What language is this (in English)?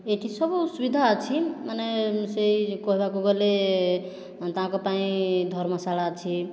Odia